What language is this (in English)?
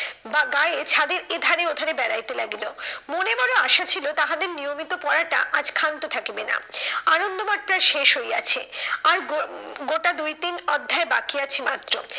Bangla